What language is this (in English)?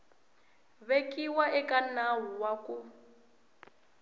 Tsonga